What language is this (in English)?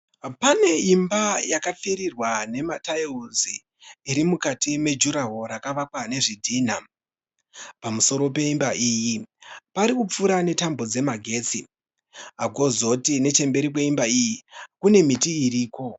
Shona